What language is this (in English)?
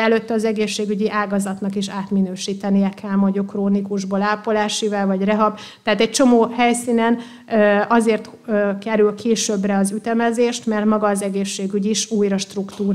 Hungarian